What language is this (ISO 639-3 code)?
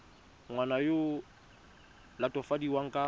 tsn